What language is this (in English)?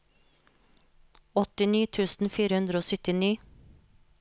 Norwegian